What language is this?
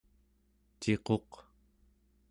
Central Yupik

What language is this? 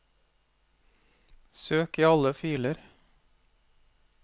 Norwegian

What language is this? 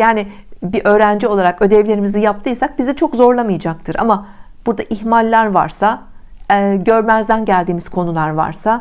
Turkish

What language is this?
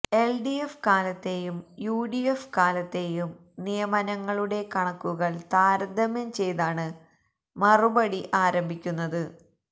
Malayalam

